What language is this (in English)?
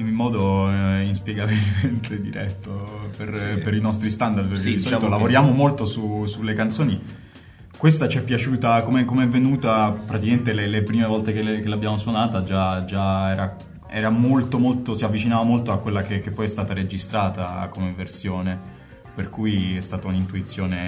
Italian